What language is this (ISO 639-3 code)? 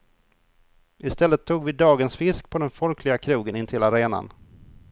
swe